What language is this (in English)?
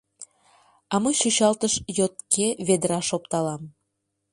Mari